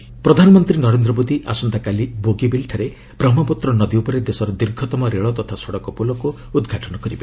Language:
Odia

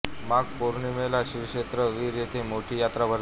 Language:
Marathi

